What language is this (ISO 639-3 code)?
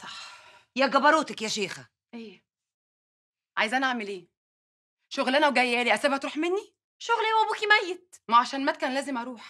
ara